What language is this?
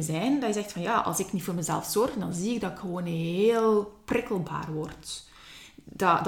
Dutch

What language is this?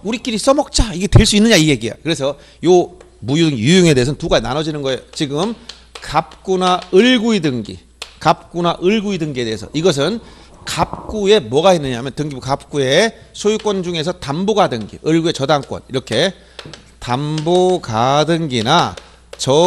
Korean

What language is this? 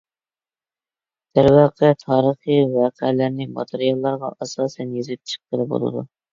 Uyghur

